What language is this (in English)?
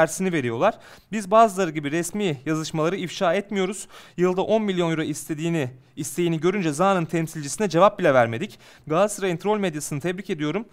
Turkish